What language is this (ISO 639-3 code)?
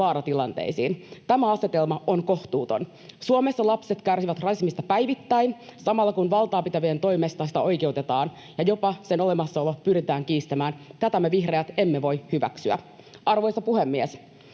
fin